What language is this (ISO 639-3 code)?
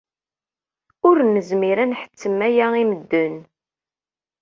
kab